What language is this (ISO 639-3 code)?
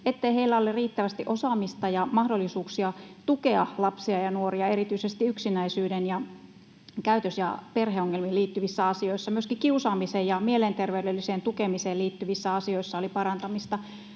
fin